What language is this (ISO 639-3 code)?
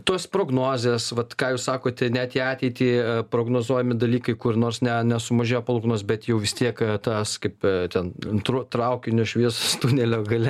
lit